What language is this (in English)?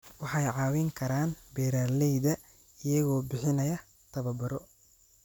Somali